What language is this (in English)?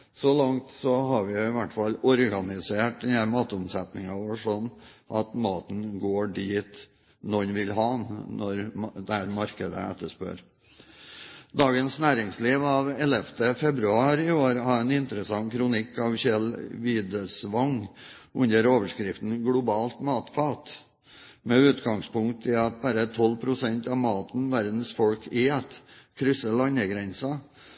Norwegian Bokmål